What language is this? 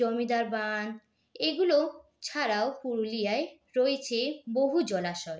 Bangla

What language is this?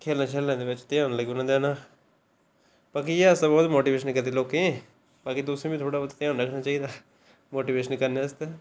Dogri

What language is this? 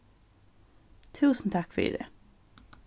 Faroese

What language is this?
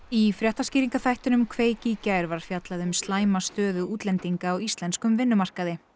Icelandic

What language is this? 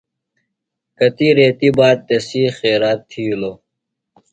Phalura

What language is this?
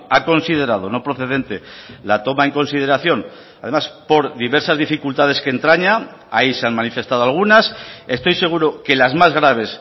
Spanish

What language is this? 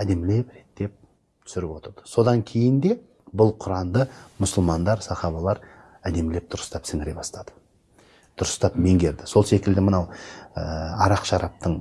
Turkish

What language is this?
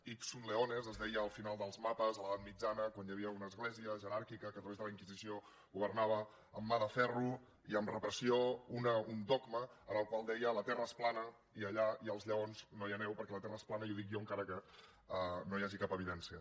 Catalan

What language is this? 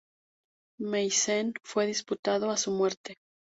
Spanish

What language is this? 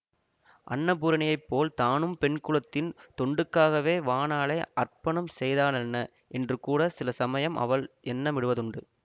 Tamil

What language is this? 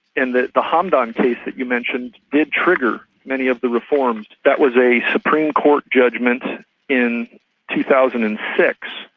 English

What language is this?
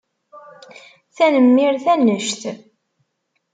Kabyle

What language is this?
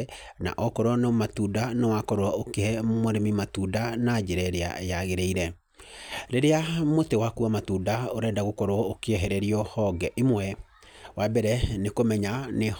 Kikuyu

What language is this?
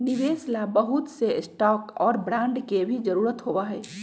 Magahi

